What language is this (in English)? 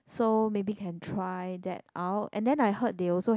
English